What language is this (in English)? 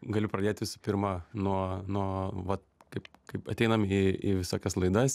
Lithuanian